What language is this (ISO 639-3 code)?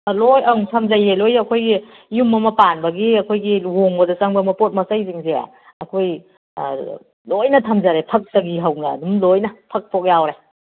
mni